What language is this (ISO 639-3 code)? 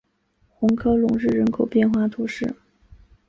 zho